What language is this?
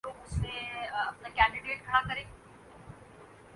Urdu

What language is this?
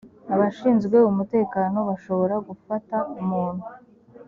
Kinyarwanda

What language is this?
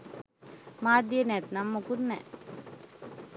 Sinhala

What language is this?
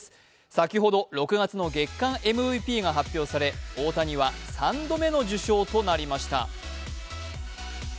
Japanese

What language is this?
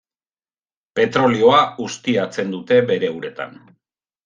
Basque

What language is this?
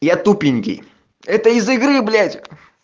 Russian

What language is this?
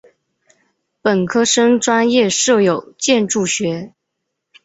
Chinese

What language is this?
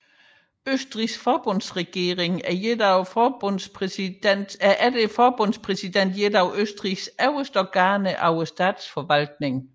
Danish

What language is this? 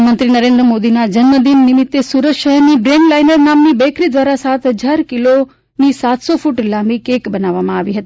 Gujarati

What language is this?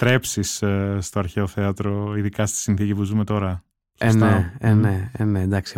Greek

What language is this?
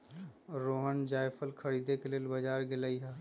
Magahi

